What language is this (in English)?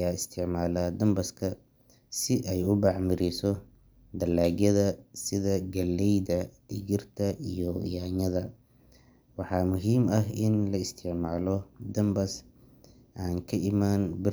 Somali